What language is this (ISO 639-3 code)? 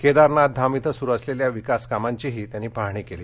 mar